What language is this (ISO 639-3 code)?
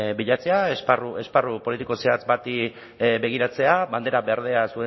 eus